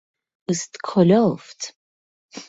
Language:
Persian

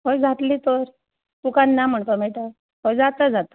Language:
Konkani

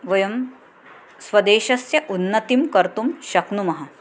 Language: Sanskrit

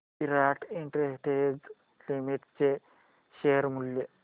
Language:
Marathi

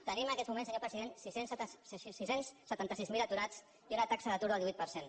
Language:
Catalan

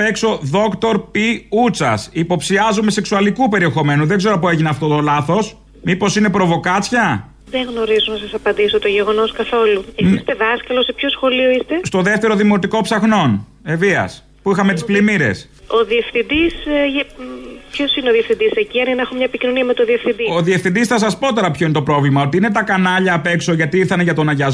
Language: Greek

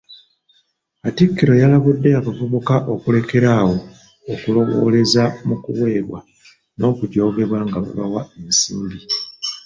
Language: Ganda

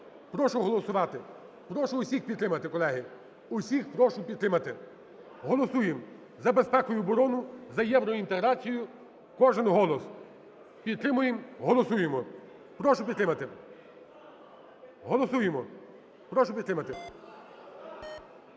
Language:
Ukrainian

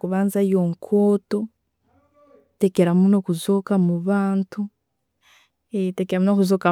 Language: Tooro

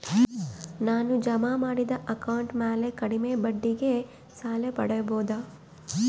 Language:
Kannada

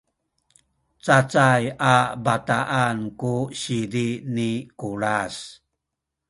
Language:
Sakizaya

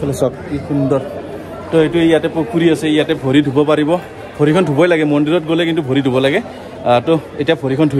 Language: Indonesian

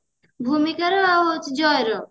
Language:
Odia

